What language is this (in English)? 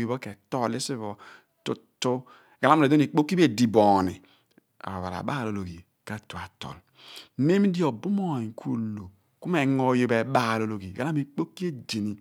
Abua